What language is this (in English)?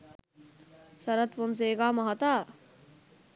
Sinhala